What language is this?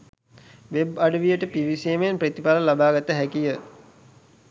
Sinhala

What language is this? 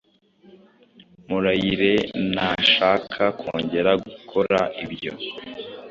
Kinyarwanda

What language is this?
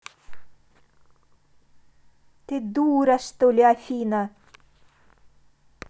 Russian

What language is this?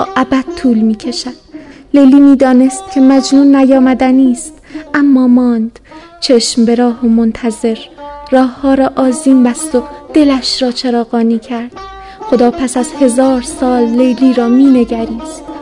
Persian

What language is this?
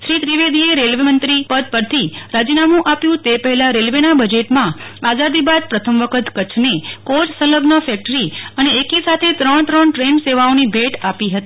Gujarati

